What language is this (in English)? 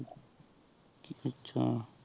Punjabi